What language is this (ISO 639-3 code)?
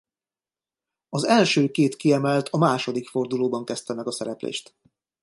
hun